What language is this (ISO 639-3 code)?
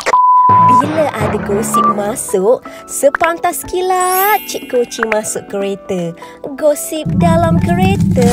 msa